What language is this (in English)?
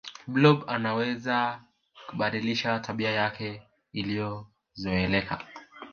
Swahili